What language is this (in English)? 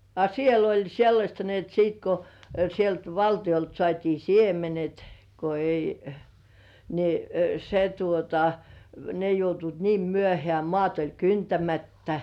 Finnish